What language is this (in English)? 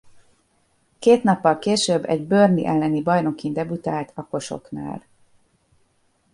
Hungarian